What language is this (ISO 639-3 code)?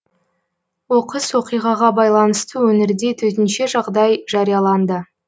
kaz